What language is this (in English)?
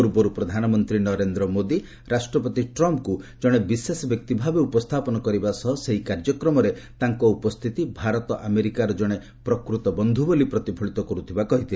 Odia